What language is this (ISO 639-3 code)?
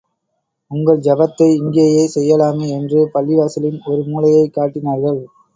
tam